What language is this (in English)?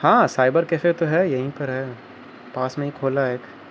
Urdu